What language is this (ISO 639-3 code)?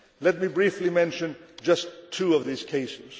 eng